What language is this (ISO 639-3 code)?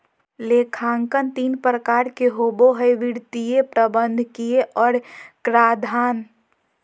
mag